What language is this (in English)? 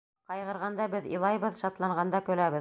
Bashkir